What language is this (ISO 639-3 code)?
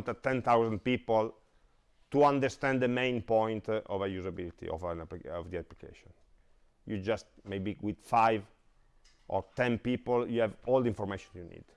eng